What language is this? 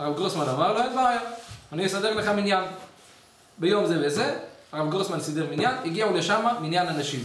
Hebrew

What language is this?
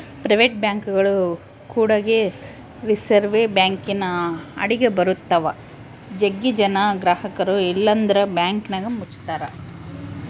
Kannada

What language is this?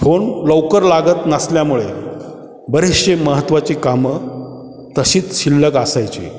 Marathi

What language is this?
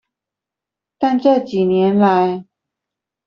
Chinese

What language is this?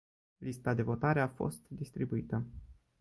Romanian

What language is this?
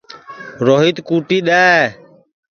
Sansi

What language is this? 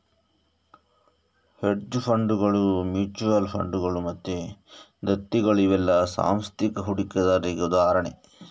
Kannada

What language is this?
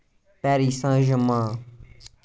Kashmiri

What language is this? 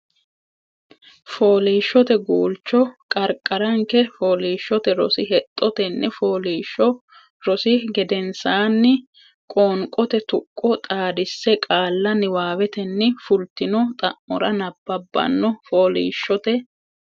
Sidamo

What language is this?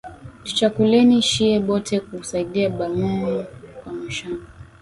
Swahili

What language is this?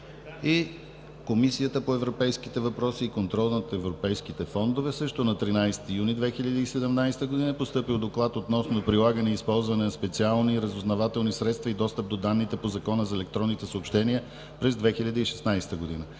Bulgarian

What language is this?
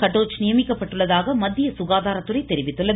Tamil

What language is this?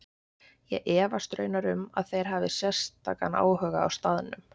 Icelandic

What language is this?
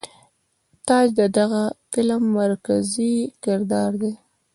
Pashto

